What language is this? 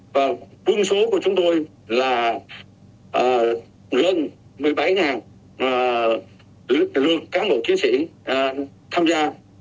Vietnamese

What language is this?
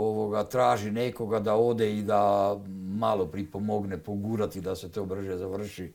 Croatian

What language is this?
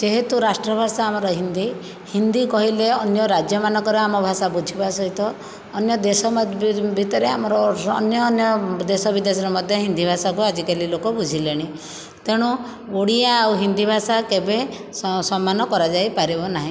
Odia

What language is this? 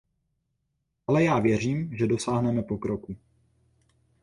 Czech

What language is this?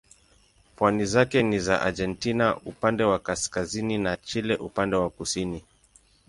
Swahili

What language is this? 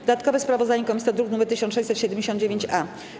Polish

